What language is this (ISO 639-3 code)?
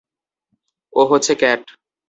ben